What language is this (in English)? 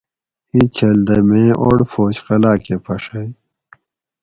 Gawri